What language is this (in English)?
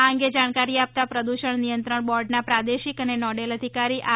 Gujarati